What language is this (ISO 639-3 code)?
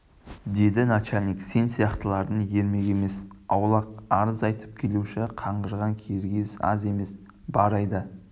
kaz